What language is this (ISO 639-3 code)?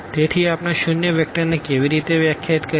guj